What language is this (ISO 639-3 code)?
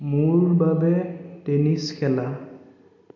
asm